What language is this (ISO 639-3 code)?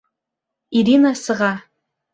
bak